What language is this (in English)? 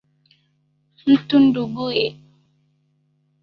Swahili